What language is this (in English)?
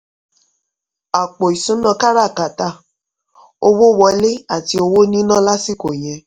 Yoruba